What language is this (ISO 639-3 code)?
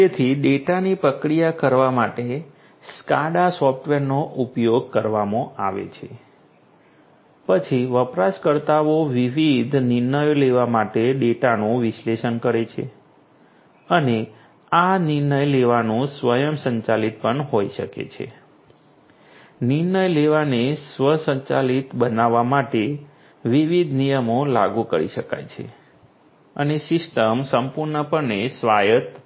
guj